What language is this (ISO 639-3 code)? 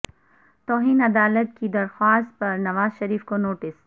urd